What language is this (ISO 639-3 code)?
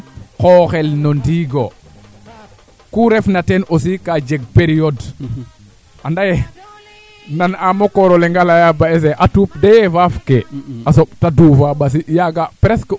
srr